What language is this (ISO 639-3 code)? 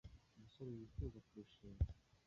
kin